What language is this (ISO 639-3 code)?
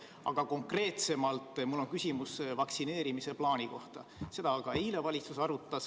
est